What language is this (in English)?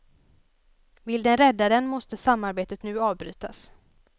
Swedish